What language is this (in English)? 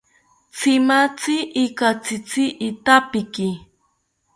South Ucayali Ashéninka